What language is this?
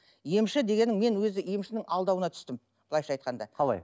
Kazakh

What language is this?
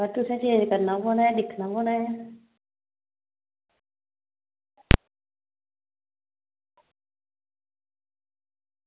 Dogri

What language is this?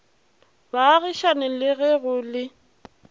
Northern Sotho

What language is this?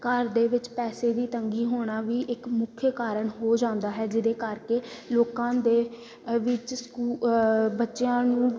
Punjabi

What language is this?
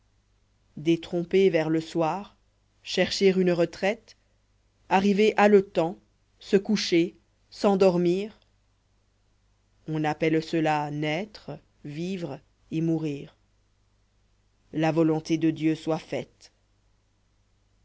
French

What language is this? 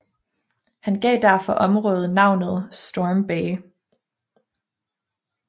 Danish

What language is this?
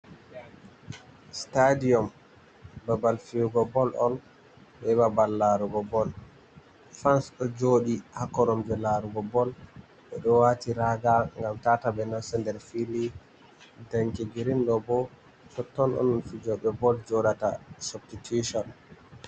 Fula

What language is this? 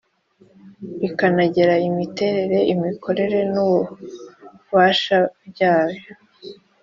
Kinyarwanda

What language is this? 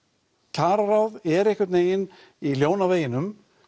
Icelandic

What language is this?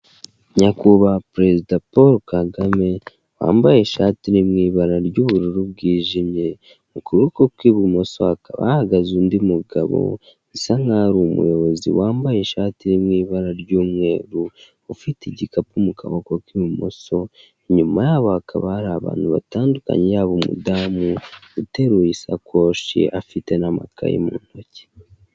Kinyarwanda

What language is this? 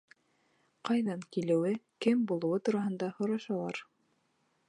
Bashkir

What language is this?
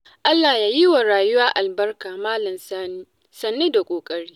Hausa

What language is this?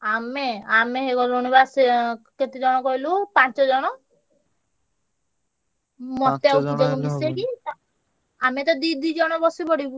Odia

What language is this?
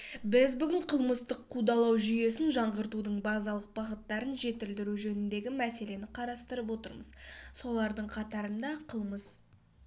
Kazakh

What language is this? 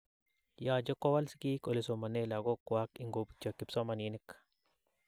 Kalenjin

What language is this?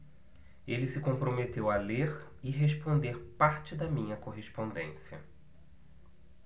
Portuguese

